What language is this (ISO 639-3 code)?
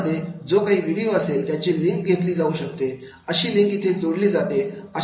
mar